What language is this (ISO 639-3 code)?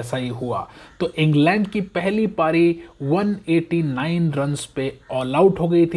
hin